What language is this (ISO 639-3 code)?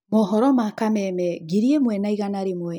kik